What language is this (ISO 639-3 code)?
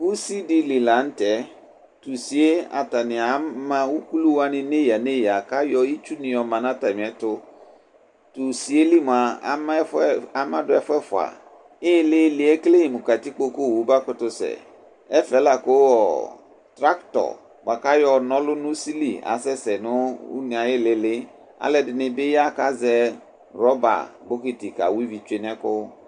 kpo